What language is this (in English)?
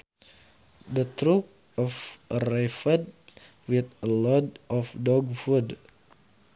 Sundanese